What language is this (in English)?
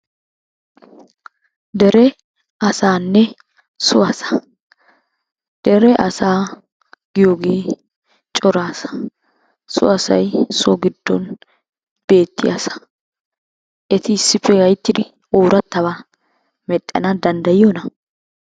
Wolaytta